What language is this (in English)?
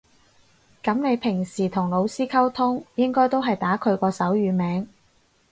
Cantonese